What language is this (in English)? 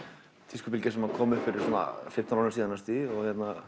Icelandic